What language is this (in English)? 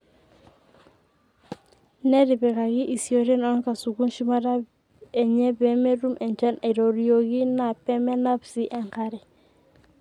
Masai